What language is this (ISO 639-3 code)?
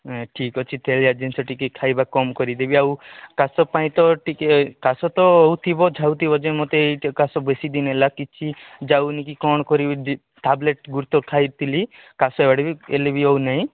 ori